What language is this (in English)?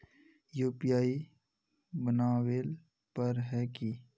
Magahi